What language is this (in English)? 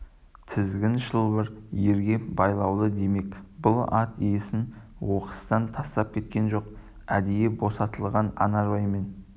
Kazakh